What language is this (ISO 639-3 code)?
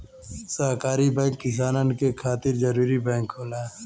bho